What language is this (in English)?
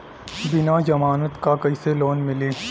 Bhojpuri